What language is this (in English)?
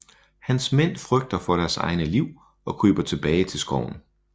Danish